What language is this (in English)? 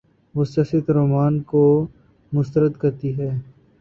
Urdu